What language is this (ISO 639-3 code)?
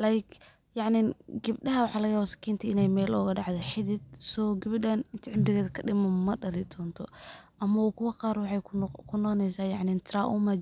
som